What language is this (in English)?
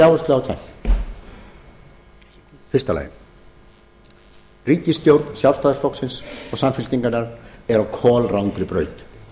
Icelandic